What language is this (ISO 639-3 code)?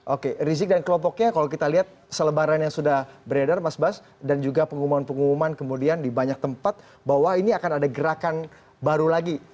ind